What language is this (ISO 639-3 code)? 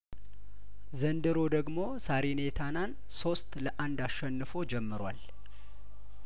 amh